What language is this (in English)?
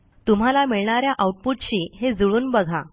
Marathi